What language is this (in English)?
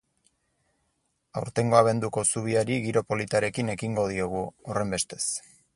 Basque